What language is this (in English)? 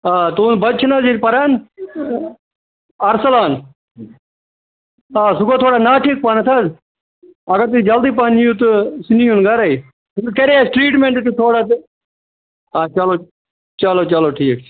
Kashmiri